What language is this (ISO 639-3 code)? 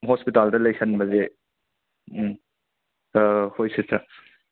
mni